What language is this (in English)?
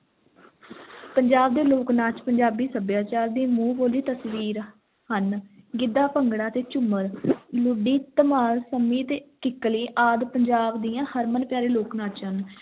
Punjabi